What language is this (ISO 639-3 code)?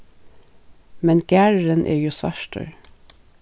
fao